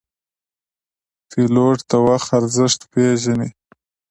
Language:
Pashto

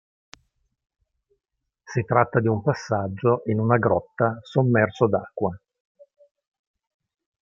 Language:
Italian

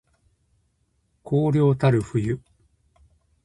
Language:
Japanese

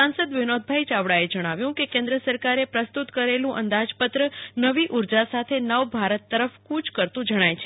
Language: Gujarati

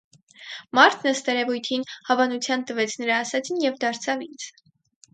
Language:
Armenian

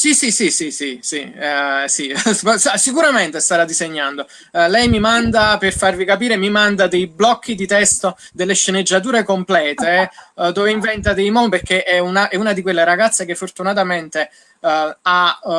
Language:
Italian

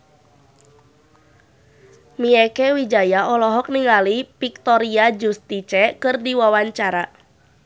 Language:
Sundanese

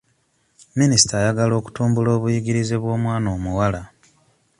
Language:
Ganda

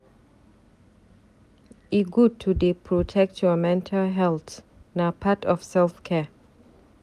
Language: Nigerian Pidgin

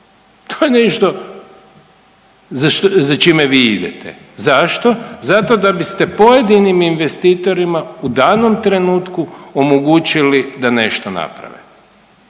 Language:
Croatian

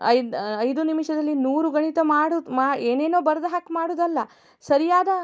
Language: Kannada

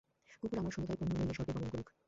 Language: Bangla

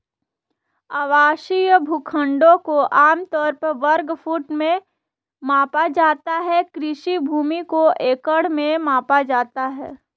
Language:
Hindi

